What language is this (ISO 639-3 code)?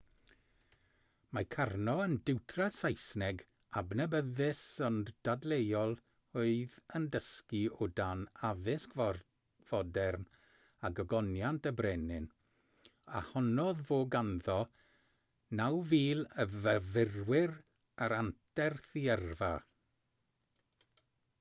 cym